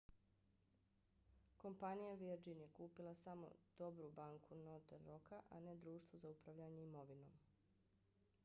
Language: Bosnian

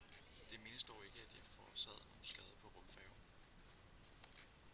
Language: Danish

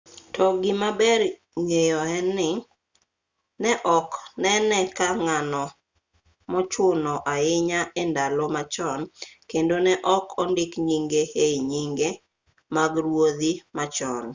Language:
Luo (Kenya and Tanzania)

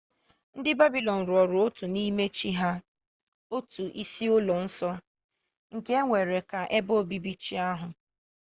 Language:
Igbo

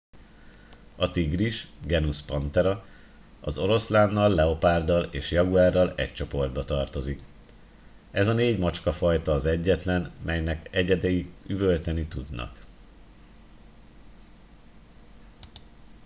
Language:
Hungarian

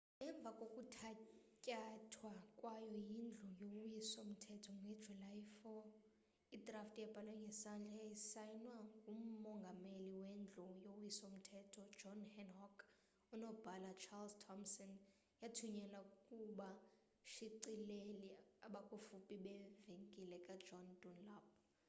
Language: Xhosa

